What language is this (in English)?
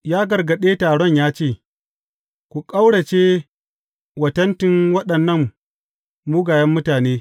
Hausa